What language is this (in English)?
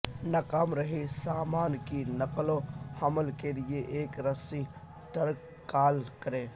Urdu